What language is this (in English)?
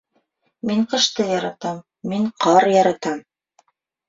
Bashkir